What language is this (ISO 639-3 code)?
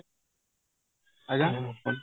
ori